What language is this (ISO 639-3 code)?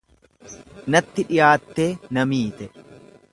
orm